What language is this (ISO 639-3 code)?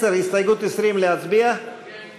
heb